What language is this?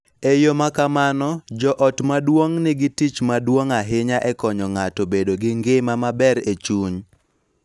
Luo (Kenya and Tanzania)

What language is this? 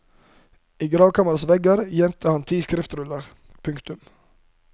Norwegian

